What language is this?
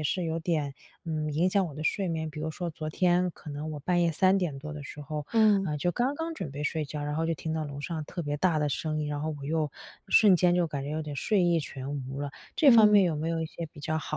Chinese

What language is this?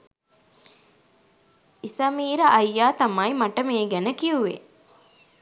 Sinhala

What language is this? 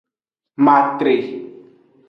Aja (Benin)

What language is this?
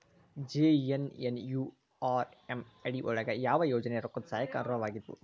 Kannada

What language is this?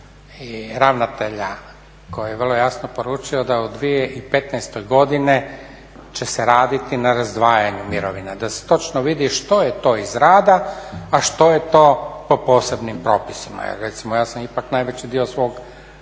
Croatian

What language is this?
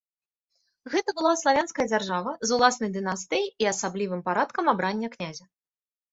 Belarusian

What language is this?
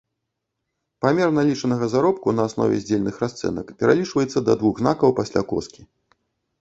Belarusian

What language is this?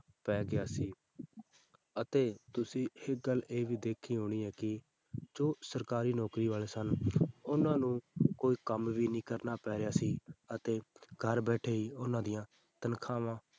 Punjabi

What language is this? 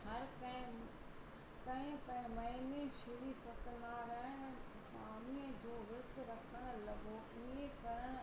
Sindhi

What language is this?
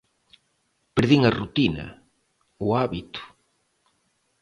Galician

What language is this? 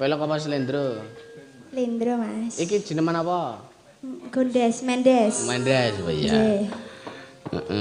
Indonesian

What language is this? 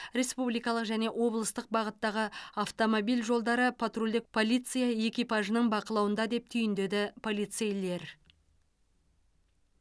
Kazakh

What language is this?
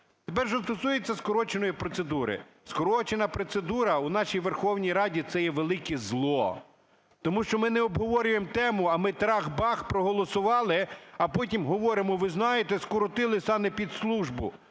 Ukrainian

